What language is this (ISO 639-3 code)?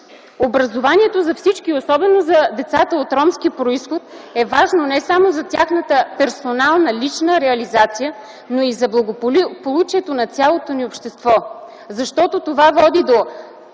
bul